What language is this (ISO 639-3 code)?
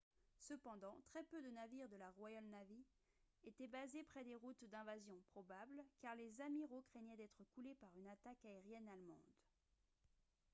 fra